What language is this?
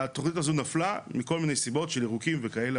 Hebrew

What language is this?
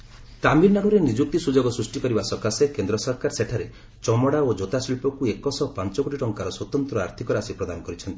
Odia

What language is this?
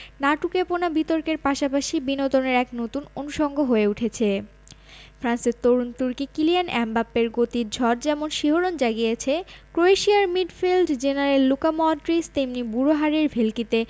Bangla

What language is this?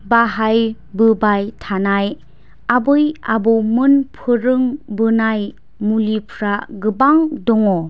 Bodo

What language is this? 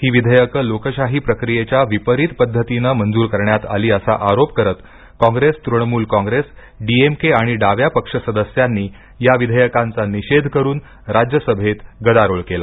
Marathi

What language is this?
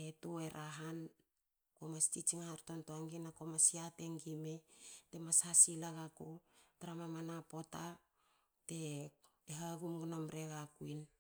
Hakö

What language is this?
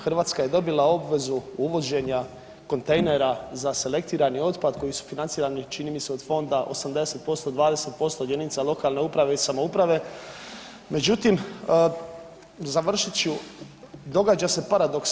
Croatian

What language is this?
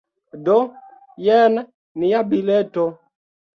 Esperanto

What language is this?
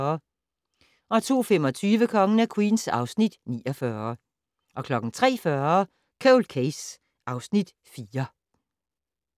Danish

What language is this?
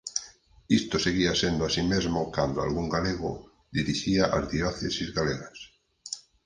Galician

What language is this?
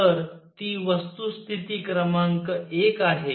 Marathi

